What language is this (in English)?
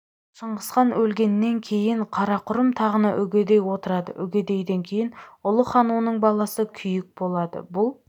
Kazakh